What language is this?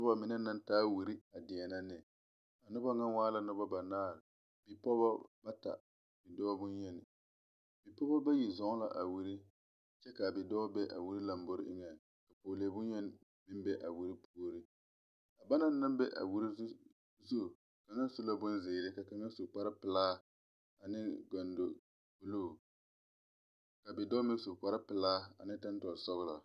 Southern Dagaare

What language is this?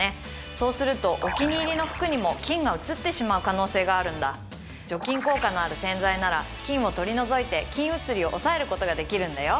Japanese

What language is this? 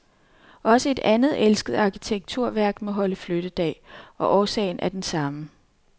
Danish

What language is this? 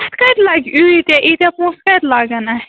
Kashmiri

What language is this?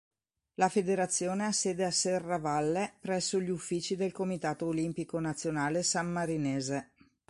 Italian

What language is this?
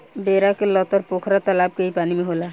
Bhojpuri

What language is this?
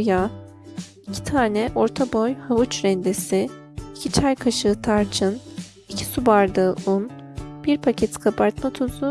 Turkish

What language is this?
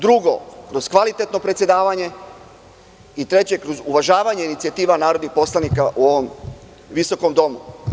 Serbian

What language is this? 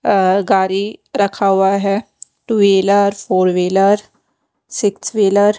Hindi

